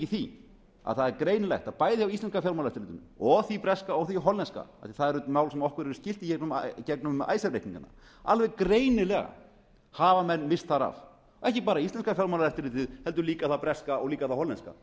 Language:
Icelandic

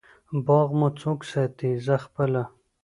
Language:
Pashto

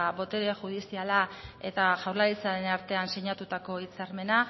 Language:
Basque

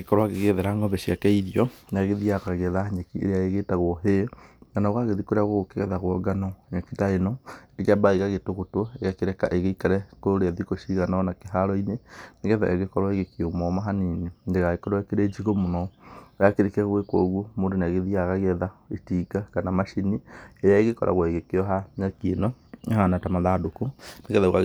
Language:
Kikuyu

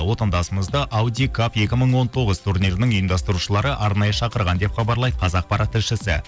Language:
Kazakh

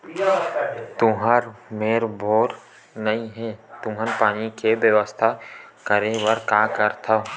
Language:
Chhattisgarhi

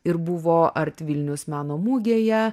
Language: Lithuanian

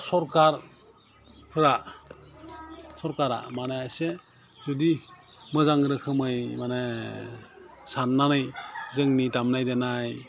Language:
Bodo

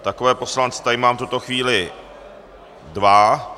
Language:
Czech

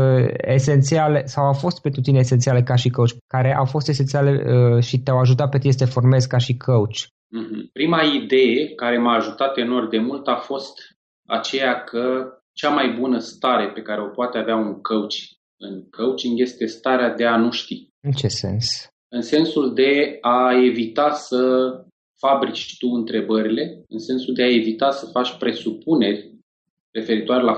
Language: Romanian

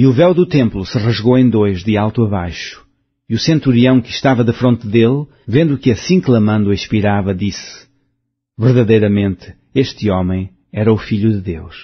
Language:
Portuguese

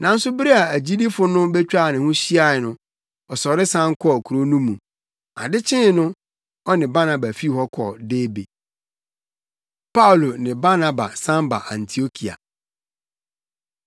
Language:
Akan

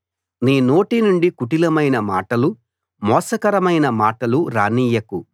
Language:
Telugu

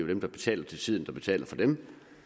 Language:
Danish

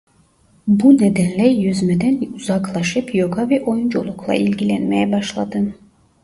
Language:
Turkish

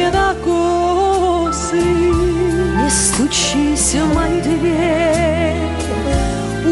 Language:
Russian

